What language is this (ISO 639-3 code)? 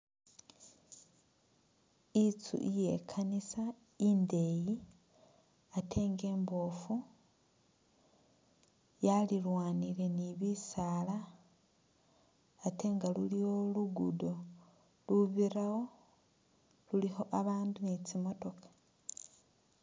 myx